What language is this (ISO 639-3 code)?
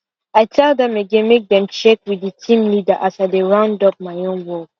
pcm